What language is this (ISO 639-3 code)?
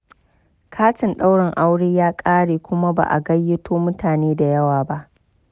hau